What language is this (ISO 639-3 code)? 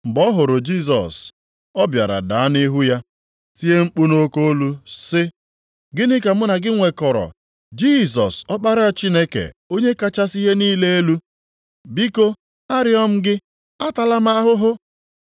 ibo